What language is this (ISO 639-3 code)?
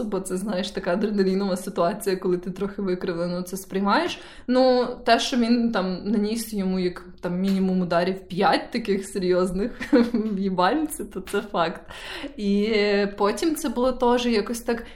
ukr